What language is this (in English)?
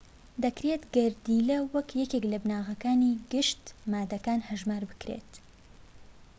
Central Kurdish